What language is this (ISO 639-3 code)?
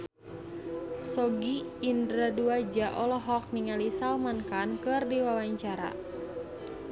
sun